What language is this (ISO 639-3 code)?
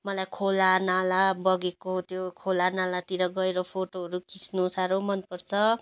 nep